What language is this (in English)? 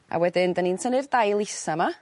Welsh